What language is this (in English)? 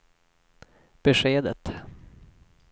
Swedish